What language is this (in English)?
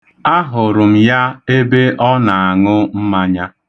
Igbo